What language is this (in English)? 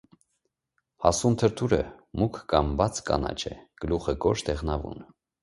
Armenian